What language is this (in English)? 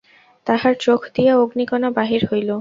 Bangla